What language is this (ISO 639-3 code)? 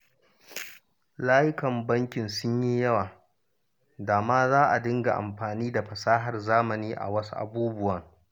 hau